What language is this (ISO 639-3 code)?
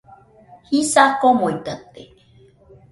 hux